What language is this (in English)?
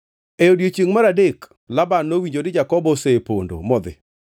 Luo (Kenya and Tanzania)